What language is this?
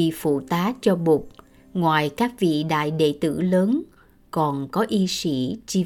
Vietnamese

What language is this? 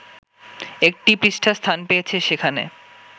Bangla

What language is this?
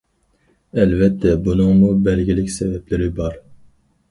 Uyghur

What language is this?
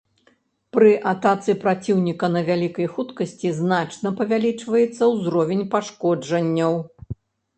Belarusian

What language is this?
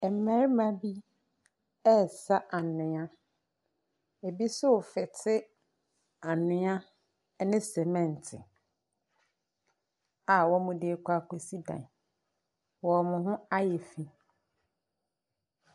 Akan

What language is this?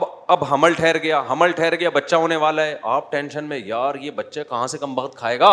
Urdu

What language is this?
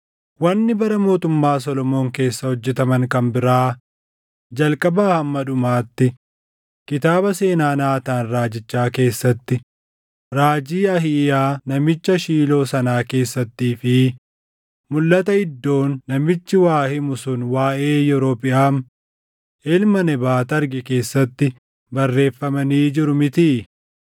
Oromo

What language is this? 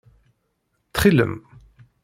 Kabyle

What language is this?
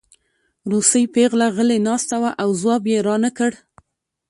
Pashto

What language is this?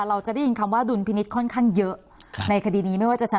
Thai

